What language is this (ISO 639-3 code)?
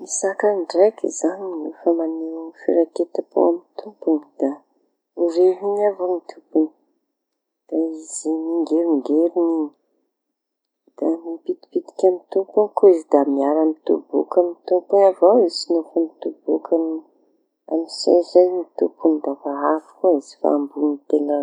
txy